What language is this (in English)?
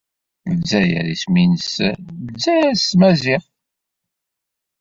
Kabyle